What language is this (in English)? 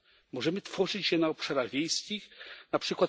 Polish